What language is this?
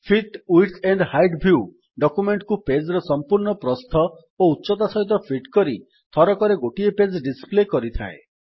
Odia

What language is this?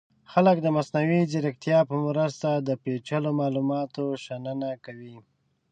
Pashto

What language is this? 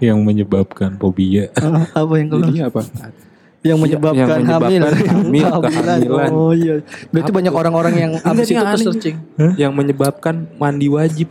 Indonesian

